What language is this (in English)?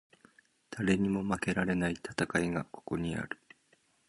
Japanese